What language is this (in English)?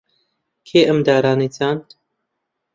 Central Kurdish